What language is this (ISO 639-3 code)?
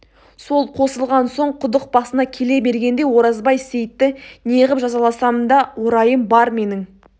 kaz